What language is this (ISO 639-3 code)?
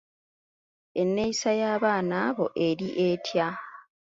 lug